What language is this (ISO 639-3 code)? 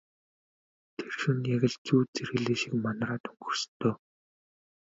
mon